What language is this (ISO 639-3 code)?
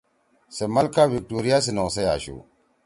trw